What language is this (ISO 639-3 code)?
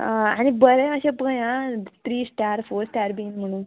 kok